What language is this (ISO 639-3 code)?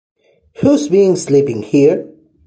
spa